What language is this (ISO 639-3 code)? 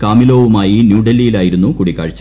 mal